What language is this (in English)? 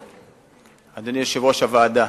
Hebrew